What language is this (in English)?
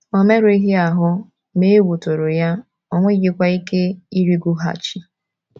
Igbo